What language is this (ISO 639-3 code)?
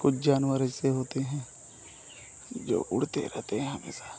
hin